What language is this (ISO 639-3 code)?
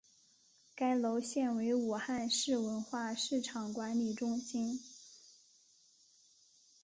zho